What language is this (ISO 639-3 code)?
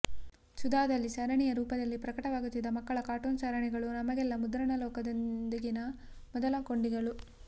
kan